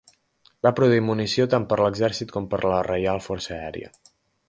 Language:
Catalan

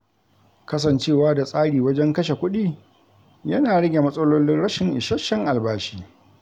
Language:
Hausa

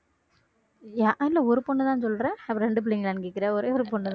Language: Tamil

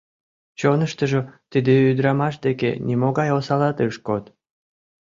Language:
Mari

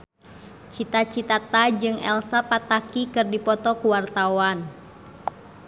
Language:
Sundanese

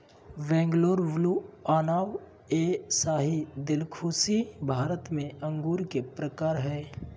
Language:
Magahi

